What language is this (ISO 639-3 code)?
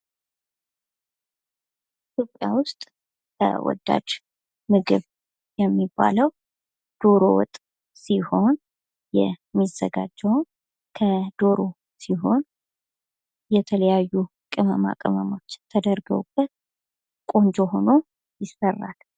amh